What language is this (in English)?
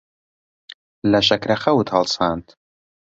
Central Kurdish